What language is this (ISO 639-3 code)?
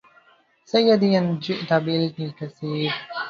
ara